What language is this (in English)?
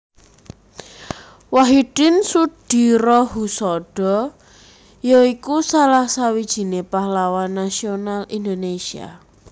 Javanese